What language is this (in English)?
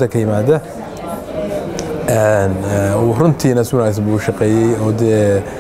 Arabic